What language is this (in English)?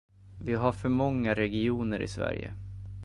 Swedish